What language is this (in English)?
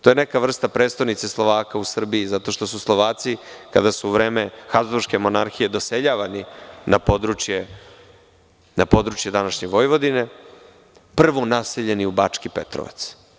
Serbian